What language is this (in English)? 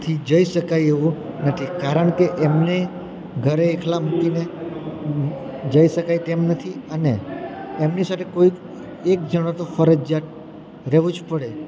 Gujarati